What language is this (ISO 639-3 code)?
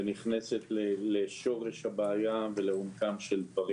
heb